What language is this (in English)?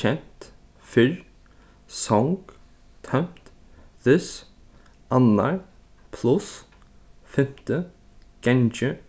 Faroese